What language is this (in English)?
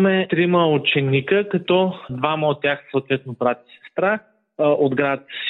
Bulgarian